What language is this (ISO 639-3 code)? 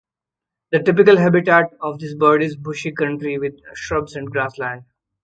eng